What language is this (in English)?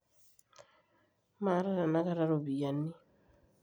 Masai